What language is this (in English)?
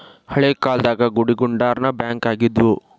Kannada